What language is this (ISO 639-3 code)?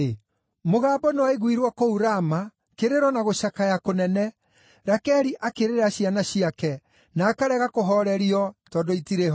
kik